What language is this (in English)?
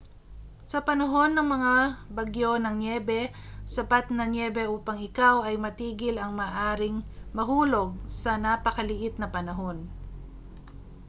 Filipino